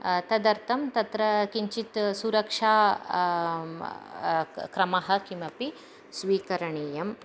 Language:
Sanskrit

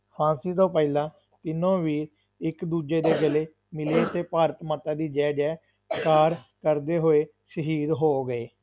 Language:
Punjabi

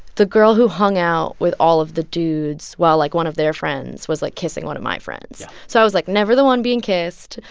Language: English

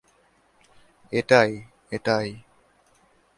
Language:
Bangla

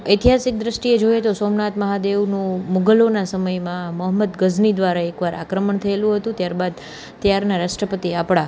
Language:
Gujarati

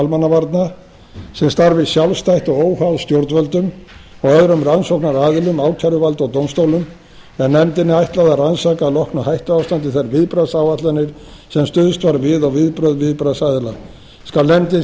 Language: Icelandic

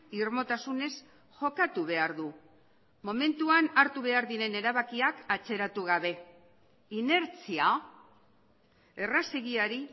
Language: Basque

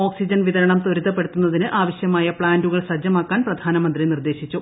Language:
Malayalam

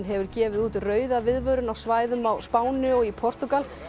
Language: Icelandic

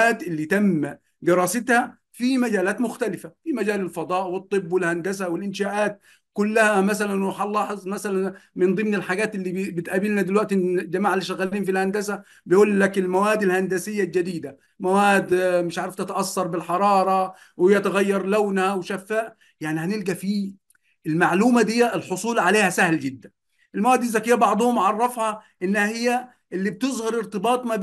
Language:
Arabic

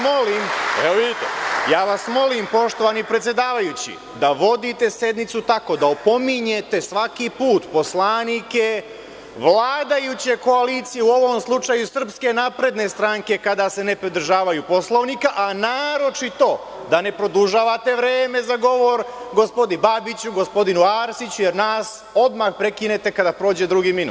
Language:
Serbian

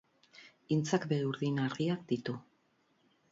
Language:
Basque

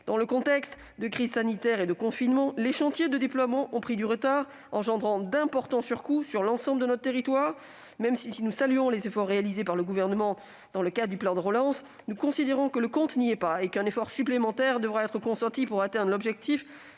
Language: French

